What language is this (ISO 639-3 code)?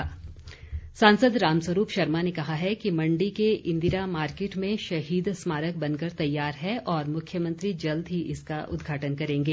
hin